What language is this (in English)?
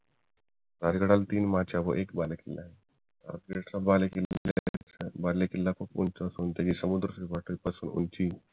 Marathi